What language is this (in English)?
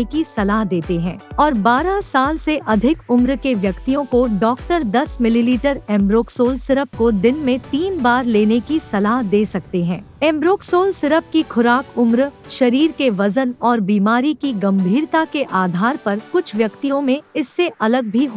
Hindi